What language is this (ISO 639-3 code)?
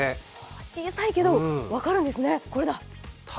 jpn